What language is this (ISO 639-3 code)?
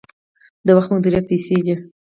pus